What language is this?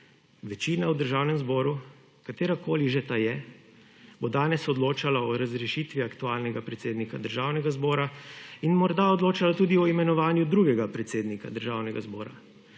Slovenian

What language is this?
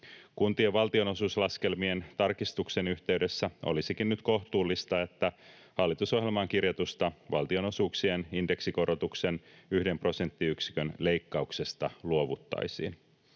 Finnish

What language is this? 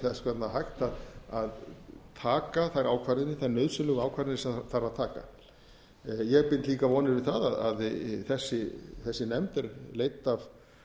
Icelandic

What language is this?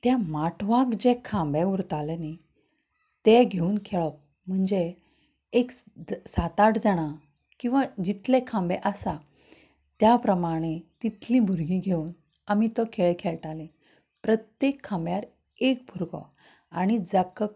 Konkani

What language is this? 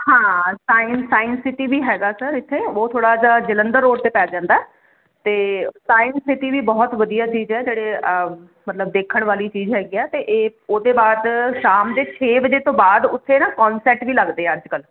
Punjabi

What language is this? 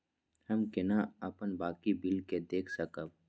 Maithili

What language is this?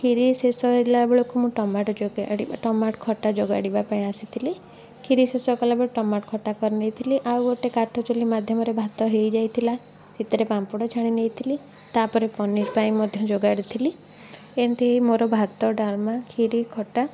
Odia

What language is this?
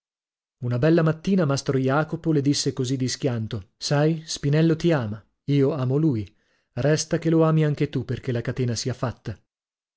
Italian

